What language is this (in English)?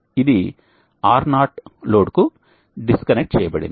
Telugu